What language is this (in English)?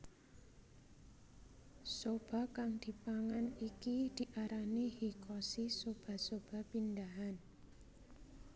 Javanese